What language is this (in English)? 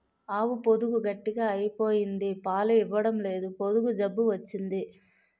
Telugu